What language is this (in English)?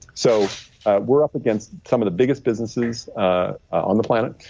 English